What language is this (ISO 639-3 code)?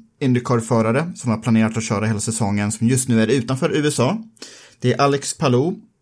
swe